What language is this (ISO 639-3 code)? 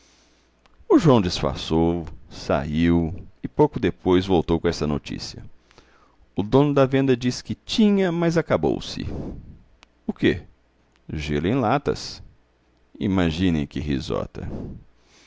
por